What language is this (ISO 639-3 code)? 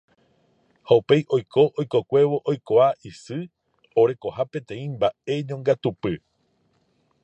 grn